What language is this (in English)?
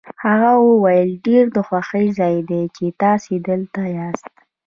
Pashto